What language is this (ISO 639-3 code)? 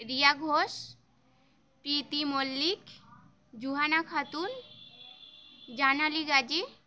ben